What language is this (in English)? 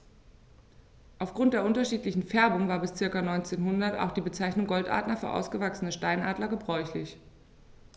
German